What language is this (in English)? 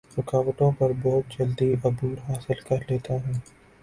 Urdu